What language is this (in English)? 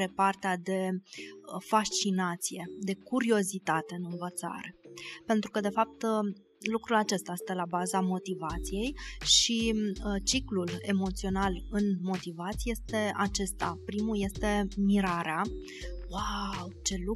Romanian